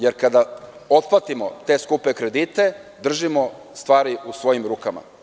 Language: Serbian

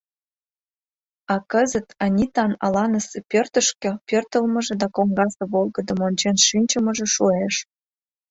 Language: Mari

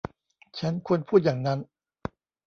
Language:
Thai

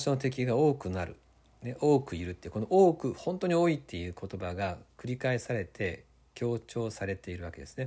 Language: Japanese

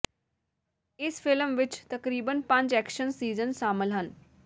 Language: Punjabi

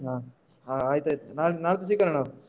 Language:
Kannada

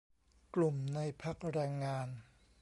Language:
Thai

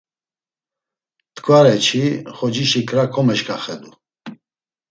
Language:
Laz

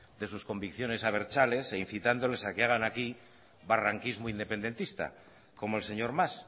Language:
Spanish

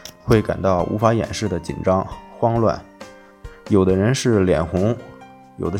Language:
Chinese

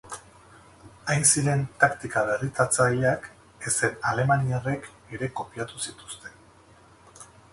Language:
Basque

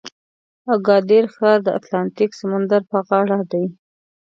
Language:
Pashto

